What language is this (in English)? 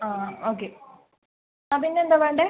Malayalam